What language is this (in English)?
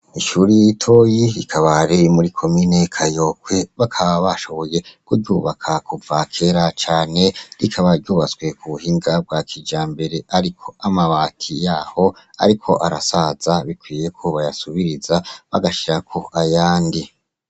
Rundi